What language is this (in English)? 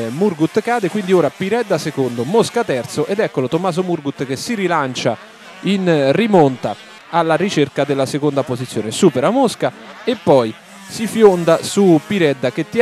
Italian